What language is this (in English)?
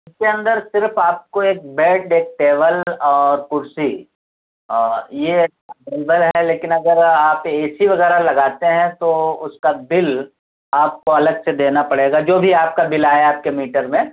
Urdu